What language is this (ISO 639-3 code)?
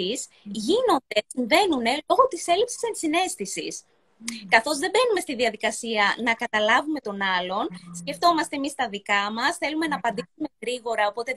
ell